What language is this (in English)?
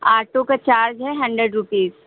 Hindi